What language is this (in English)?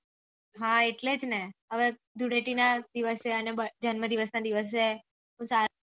Gujarati